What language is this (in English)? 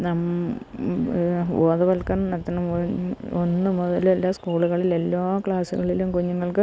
Malayalam